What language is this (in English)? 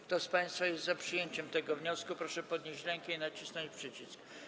Polish